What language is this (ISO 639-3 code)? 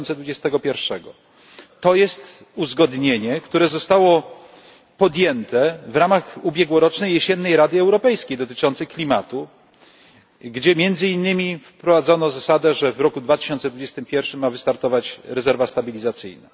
pol